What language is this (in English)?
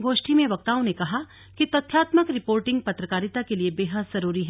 Hindi